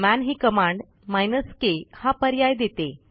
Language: Marathi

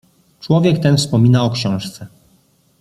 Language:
Polish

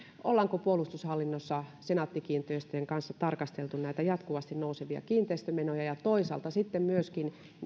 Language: Finnish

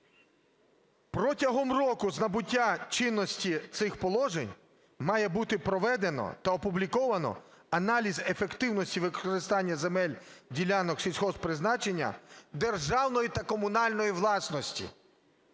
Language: Ukrainian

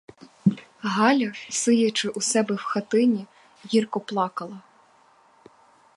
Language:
Ukrainian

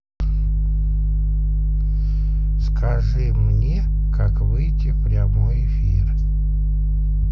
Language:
Russian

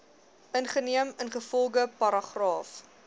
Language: Afrikaans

